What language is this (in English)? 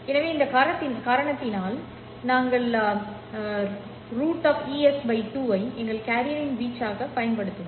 Tamil